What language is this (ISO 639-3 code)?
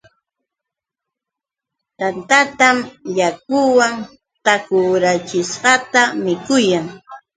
qux